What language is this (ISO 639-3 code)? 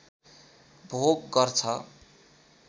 nep